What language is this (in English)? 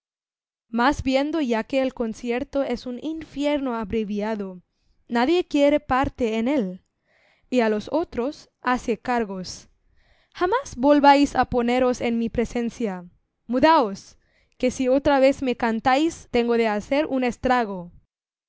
Spanish